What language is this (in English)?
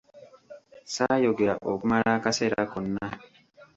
Ganda